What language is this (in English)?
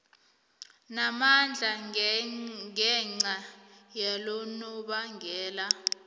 South Ndebele